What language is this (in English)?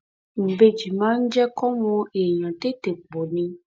Yoruba